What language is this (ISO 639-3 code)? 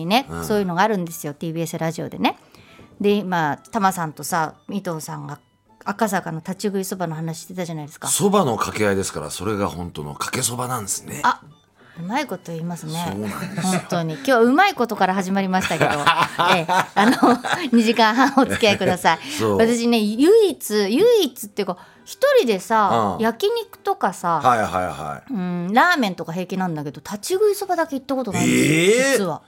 jpn